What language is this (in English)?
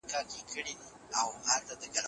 Pashto